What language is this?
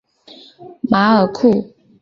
Chinese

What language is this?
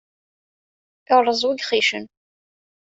Kabyle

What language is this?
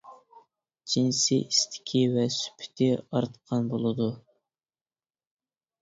Uyghur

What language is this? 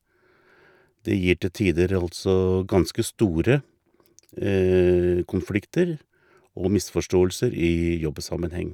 Norwegian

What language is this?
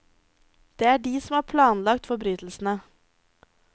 Norwegian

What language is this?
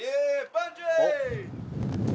Japanese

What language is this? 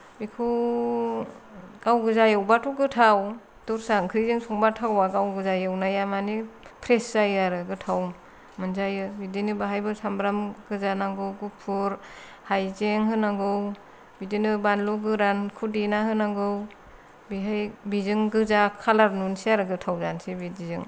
Bodo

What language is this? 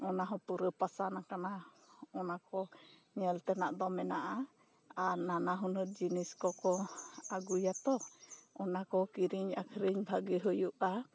Santali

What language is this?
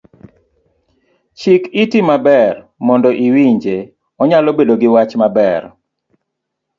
Luo (Kenya and Tanzania)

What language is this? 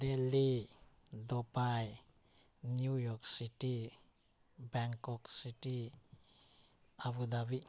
Manipuri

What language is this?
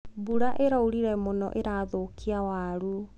Kikuyu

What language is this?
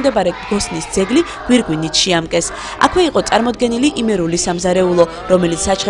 Romanian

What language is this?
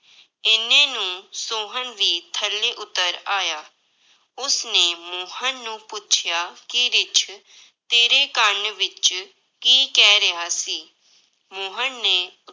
Punjabi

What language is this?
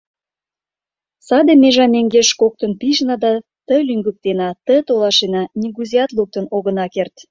Mari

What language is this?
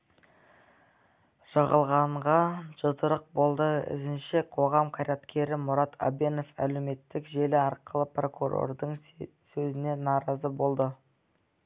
Kazakh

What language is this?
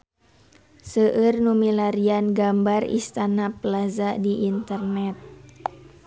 Sundanese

